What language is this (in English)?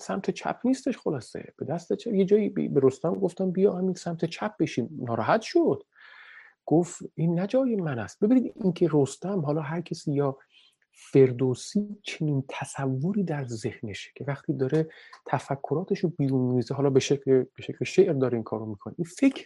Persian